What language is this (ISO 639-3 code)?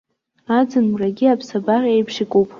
abk